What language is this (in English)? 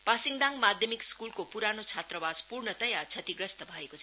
Nepali